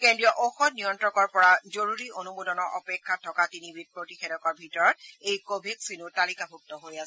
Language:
Assamese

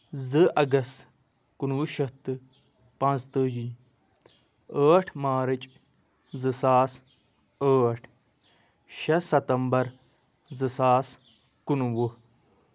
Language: Kashmiri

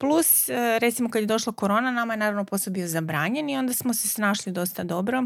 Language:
Croatian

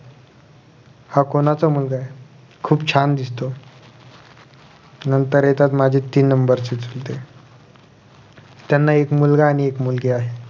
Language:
Marathi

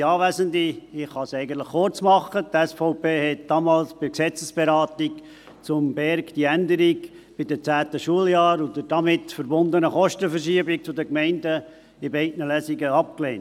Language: Swiss German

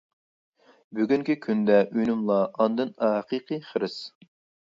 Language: Uyghur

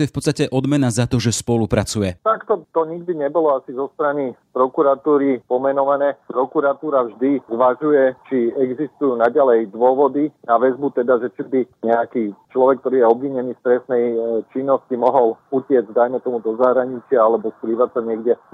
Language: Slovak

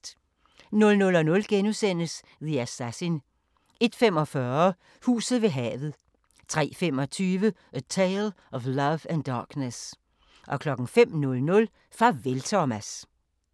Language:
Danish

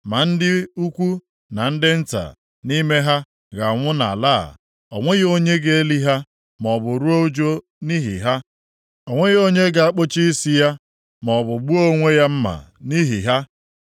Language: Igbo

